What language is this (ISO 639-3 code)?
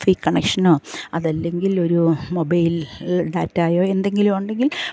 mal